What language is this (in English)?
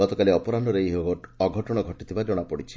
Odia